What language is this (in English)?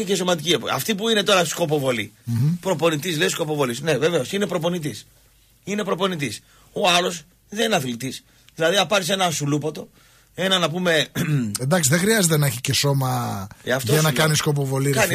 Greek